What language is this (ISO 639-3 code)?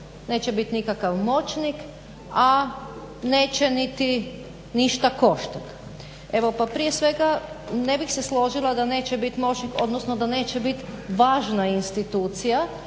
hrv